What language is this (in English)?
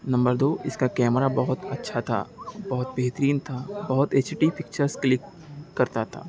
Urdu